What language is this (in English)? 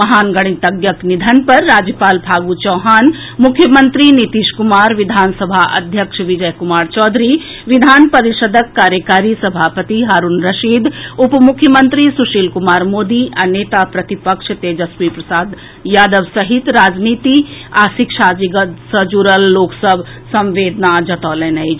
Maithili